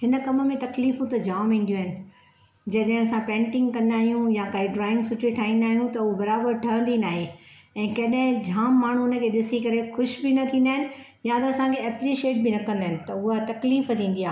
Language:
Sindhi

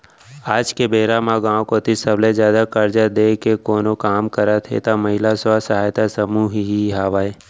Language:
Chhattisgarhi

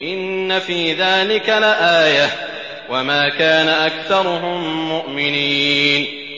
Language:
Arabic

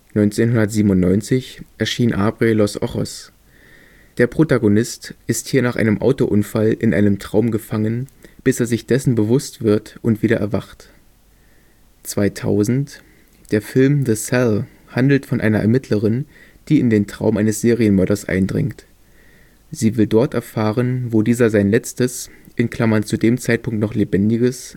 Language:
German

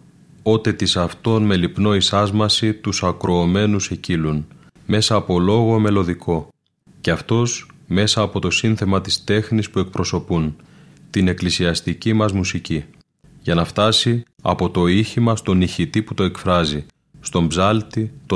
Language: Greek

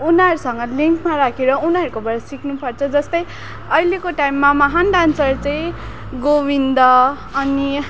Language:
Nepali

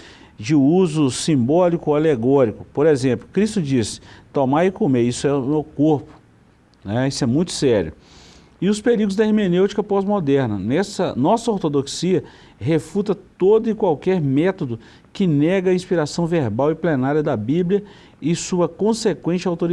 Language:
Portuguese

